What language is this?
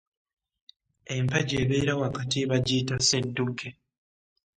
Ganda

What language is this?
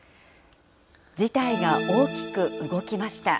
Japanese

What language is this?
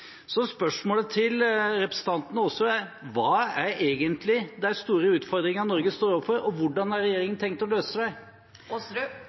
Norwegian Bokmål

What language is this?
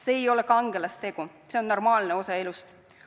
Estonian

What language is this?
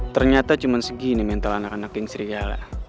Indonesian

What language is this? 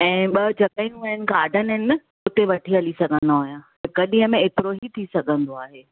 Sindhi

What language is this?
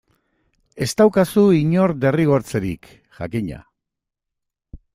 Basque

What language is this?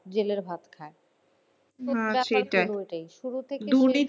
Bangla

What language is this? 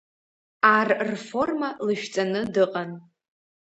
Abkhazian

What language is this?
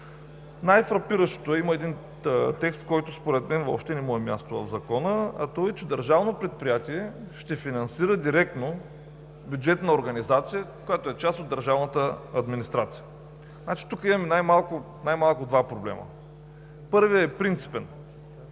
Bulgarian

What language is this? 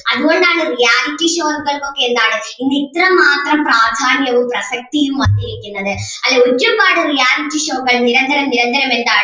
Malayalam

